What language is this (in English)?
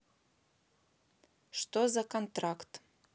Russian